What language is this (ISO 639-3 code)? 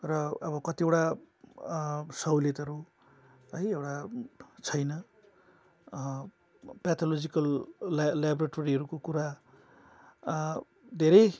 nep